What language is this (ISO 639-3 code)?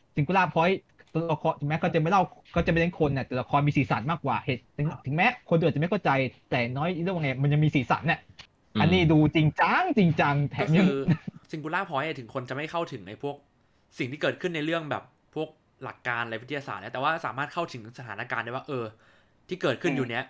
tha